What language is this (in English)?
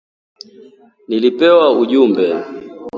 Swahili